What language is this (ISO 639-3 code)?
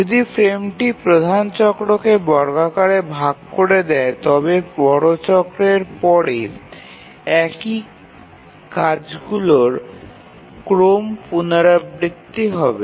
ben